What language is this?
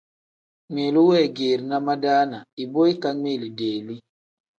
Tem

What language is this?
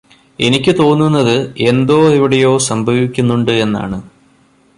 Malayalam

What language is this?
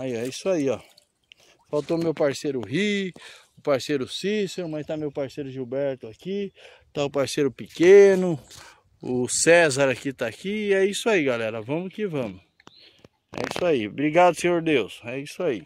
Portuguese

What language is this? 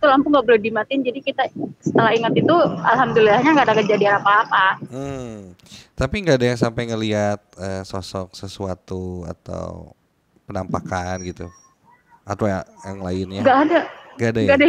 Indonesian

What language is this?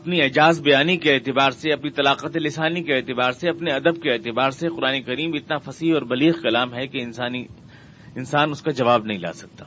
Urdu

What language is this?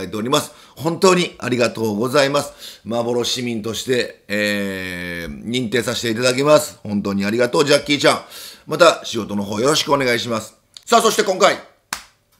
Japanese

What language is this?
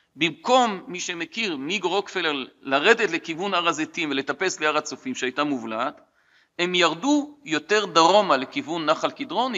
Hebrew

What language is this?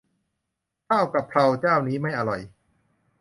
Thai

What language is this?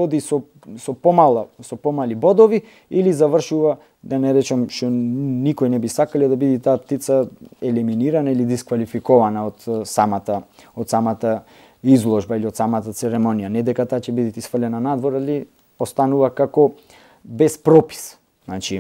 Macedonian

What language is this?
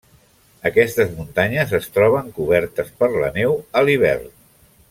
Catalan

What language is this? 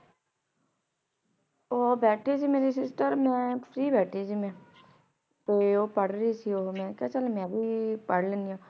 Punjabi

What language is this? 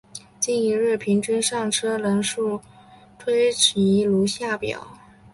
Chinese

